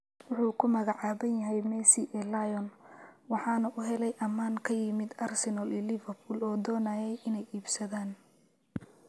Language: Somali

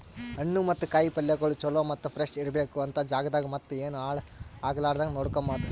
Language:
Kannada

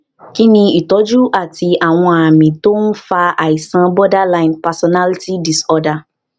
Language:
Yoruba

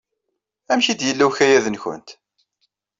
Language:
Kabyle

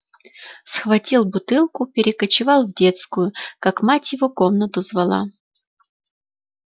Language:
Russian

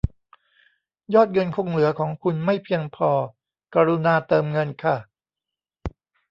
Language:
Thai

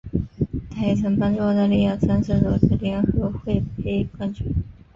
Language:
Chinese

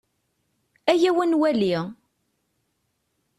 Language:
Kabyle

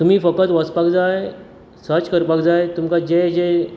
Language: Konkani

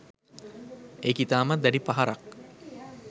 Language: Sinhala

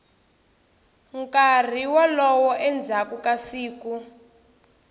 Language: Tsonga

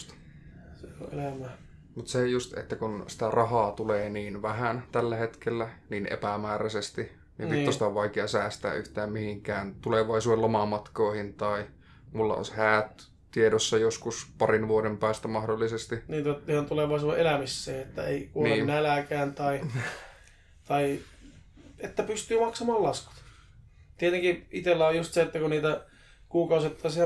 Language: Finnish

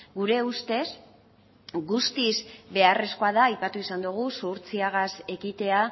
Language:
Basque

